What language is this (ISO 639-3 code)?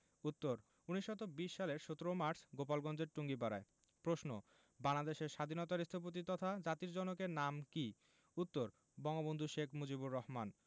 ben